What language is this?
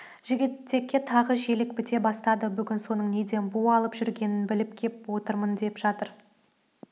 Kazakh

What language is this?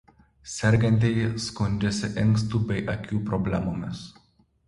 Lithuanian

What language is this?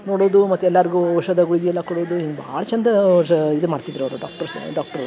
Kannada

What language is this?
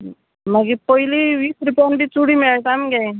Konkani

